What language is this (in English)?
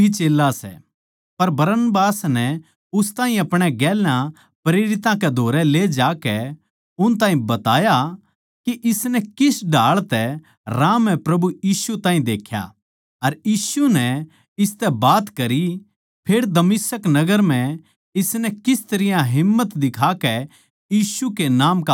Haryanvi